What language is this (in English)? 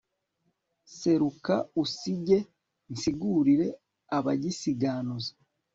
Kinyarwanda